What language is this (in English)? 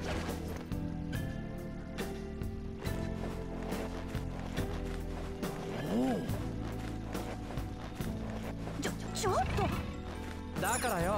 Japanese